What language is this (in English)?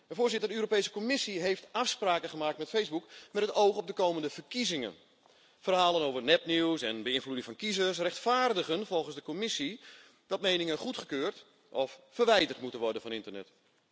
Dutch